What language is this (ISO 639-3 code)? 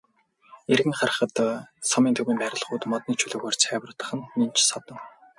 mon